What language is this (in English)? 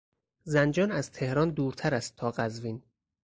Persian